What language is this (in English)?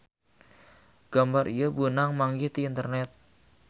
Sundanese